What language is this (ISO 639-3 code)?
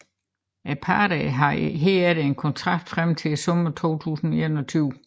dan